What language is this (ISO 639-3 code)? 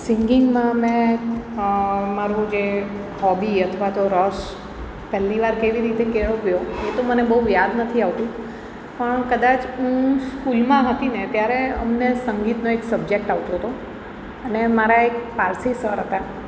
guj